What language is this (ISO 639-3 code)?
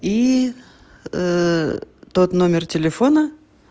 rus